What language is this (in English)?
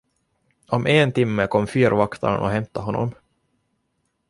Swedish